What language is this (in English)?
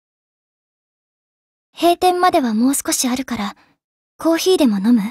Japanese